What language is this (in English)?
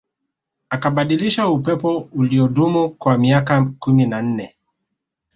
Swahili